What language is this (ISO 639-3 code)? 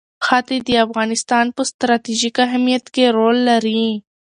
pus